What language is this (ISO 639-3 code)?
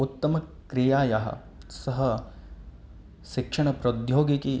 san